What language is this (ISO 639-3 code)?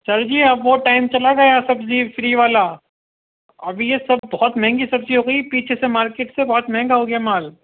urd